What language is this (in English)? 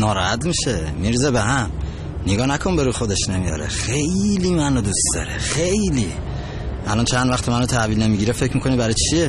Persian